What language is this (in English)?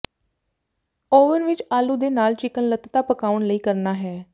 Punjabi